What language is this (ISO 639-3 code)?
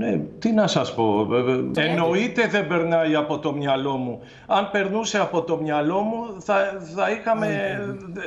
ell